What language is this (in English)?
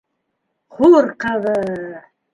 Bashkir